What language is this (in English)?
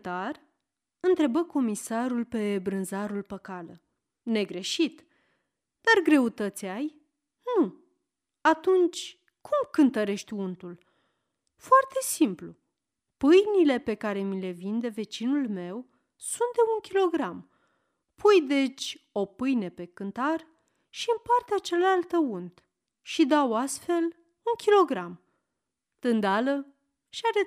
Romanian